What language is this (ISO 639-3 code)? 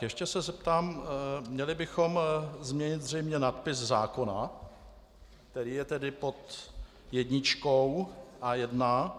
ces